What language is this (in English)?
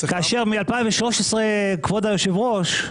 Hebrew